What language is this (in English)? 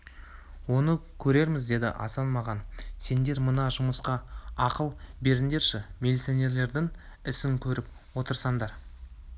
Kazakh